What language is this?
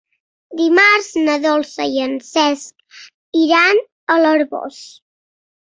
Catalan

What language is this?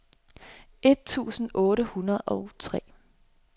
Danish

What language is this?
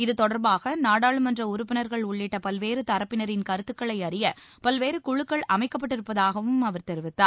Tamil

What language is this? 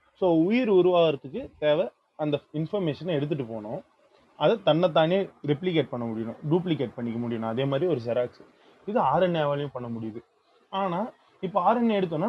Tamil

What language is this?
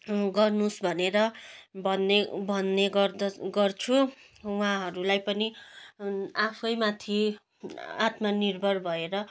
Nepali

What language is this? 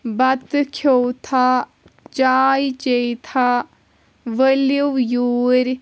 Kashmiri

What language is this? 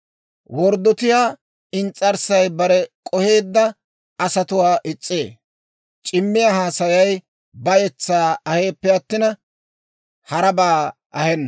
Dawro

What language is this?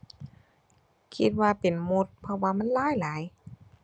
Thai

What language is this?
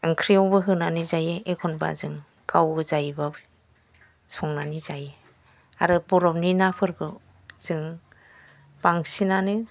Bodo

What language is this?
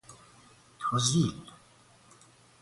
Persian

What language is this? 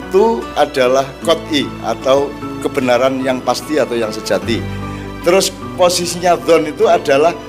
Indonesian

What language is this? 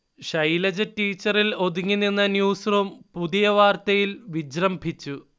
Malayalam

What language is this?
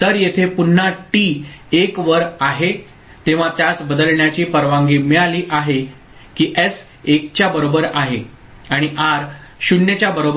Marathi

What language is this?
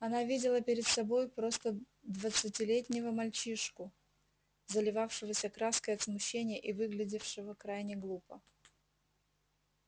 Russian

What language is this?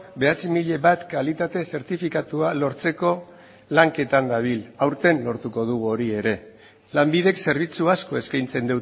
Basque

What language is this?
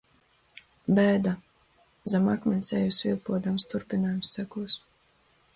Latvian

